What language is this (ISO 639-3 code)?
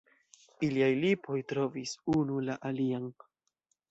epo